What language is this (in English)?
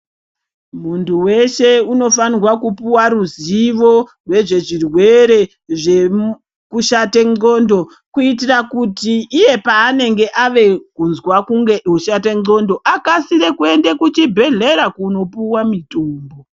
Ndau